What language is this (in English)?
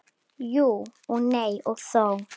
Icelandic